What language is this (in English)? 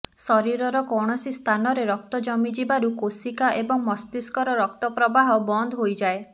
Odia